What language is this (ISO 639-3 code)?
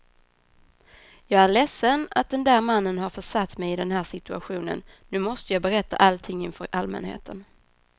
swe